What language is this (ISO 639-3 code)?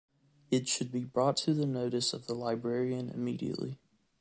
eng